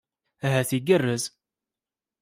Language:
Kabyle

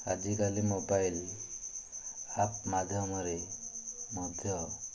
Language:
Odia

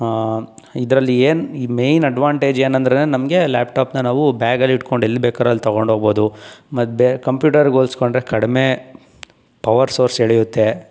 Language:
Kannada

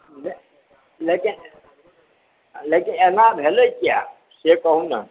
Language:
Maithili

